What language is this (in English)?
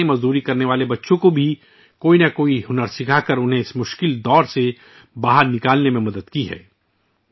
Urdu